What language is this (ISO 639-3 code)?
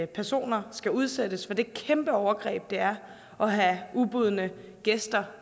dan